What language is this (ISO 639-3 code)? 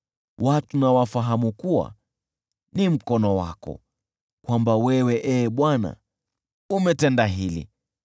swa